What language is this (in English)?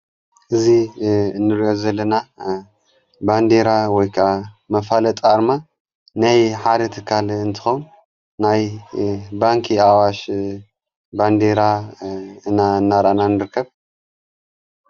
Tigrinya